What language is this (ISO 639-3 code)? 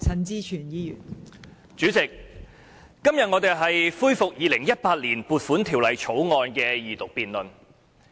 yue